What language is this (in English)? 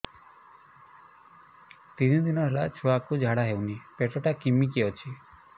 Odia